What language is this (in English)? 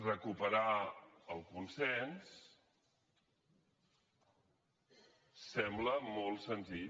Catalan